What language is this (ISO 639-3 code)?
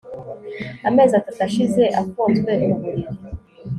kin